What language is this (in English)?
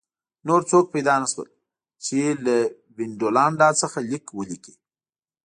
Pashto